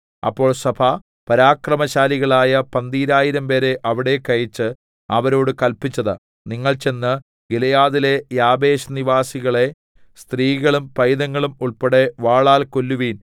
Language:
Malayalam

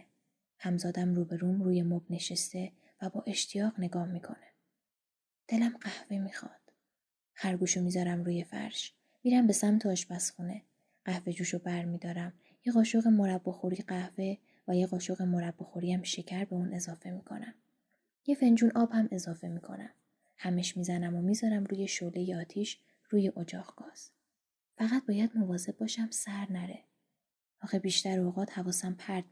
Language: Persian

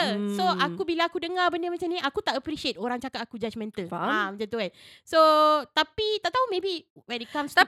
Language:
Malay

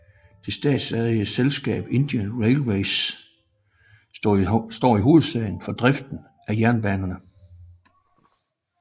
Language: Danish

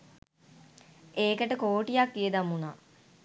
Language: Sinhala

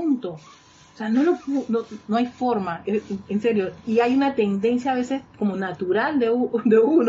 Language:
Spanish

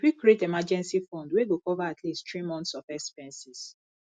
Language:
Nigerian Pidgin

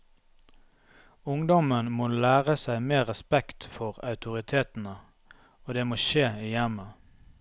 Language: Norwegian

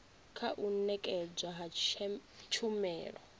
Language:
Venda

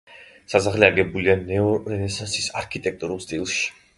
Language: Georgian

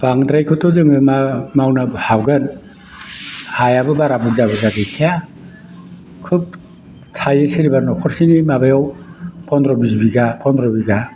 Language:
Bodo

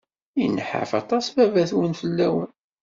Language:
Kabyle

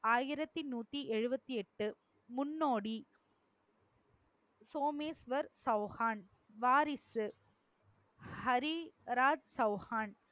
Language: Tamil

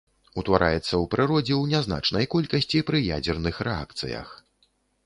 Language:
Belarusian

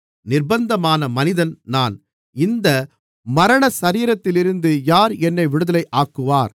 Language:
Tamil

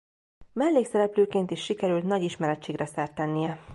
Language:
Hungarian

